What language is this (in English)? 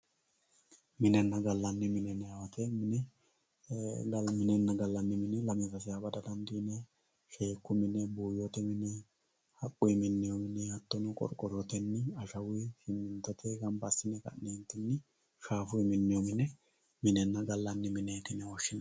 Sidamo